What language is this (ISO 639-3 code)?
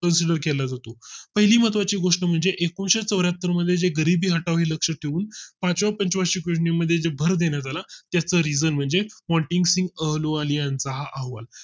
mar